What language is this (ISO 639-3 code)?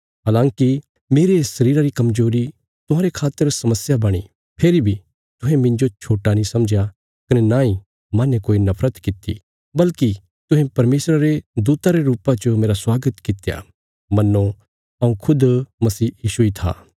kfs